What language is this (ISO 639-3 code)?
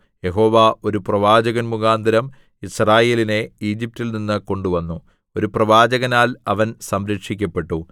mal